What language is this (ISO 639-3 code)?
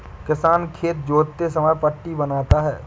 hin